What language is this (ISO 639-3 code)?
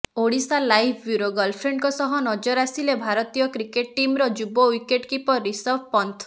ori